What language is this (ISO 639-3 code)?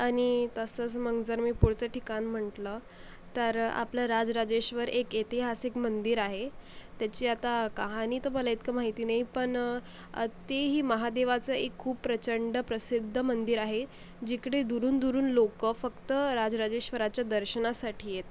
mar